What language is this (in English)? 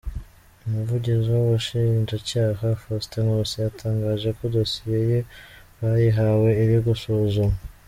Kinyarwanda